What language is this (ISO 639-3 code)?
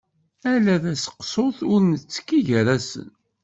kab